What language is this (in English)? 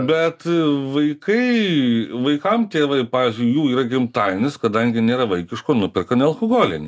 Lithuanian